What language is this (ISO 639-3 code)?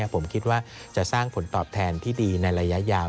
tha